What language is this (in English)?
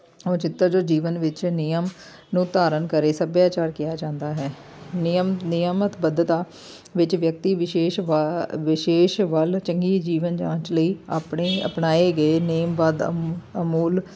Punjabi